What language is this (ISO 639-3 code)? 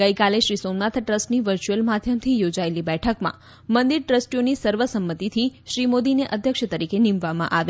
guj